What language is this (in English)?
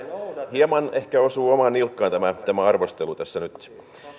Finnish